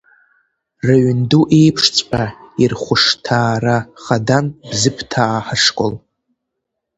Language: Abkhazian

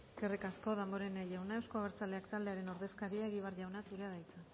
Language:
Basque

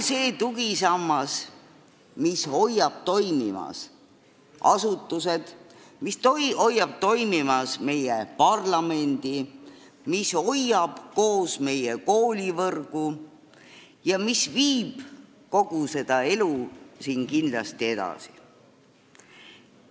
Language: Estonian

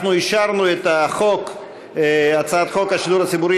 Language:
Hebrew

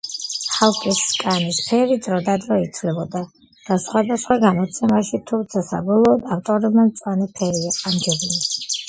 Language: Georgian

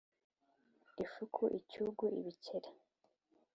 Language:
Kinyarwanda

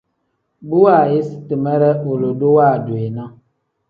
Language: Tem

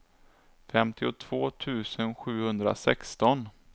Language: Swedish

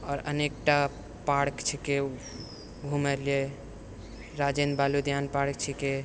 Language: Maithili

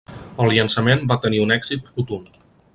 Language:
Catalan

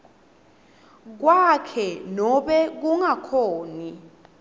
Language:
Swati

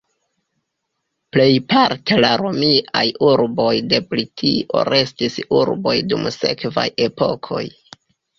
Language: Esperanto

